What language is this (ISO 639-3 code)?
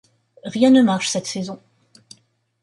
fra